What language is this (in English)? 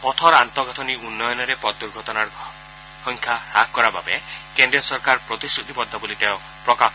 Assamese